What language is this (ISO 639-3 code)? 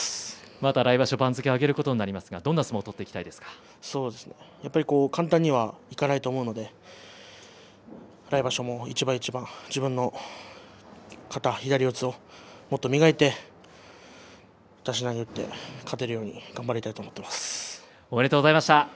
jpn